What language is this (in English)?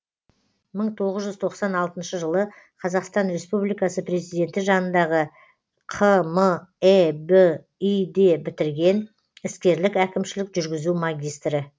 Kazakh